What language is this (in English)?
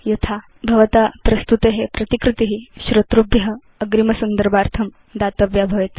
Sanskrit